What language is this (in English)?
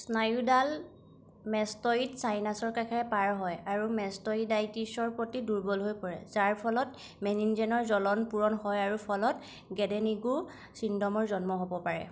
Assamese